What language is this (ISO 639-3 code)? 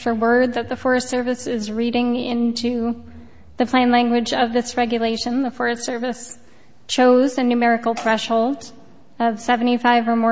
eng